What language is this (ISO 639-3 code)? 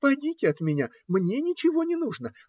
rus